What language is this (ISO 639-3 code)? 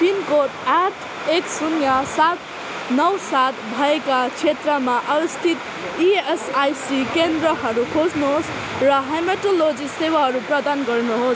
nep